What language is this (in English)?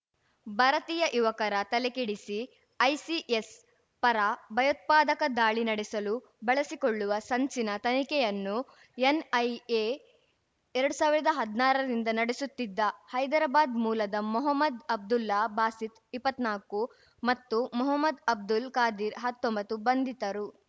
Kannada